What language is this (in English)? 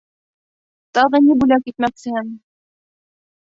Bashkir